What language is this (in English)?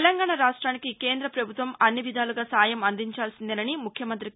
Telugu